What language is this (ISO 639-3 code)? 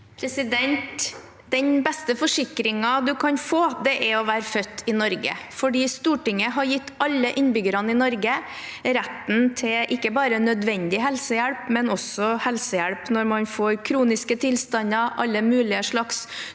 nor